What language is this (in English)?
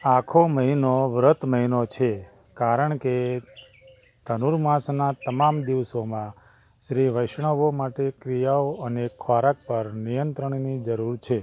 Gujarati